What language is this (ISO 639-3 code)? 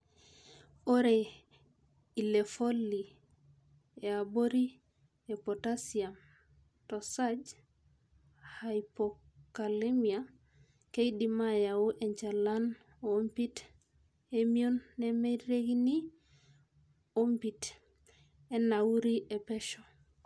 mas